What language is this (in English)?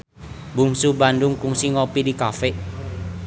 Sundanese